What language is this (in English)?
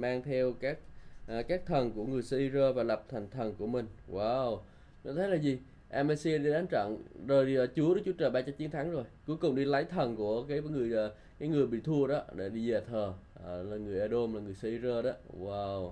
Vietnamese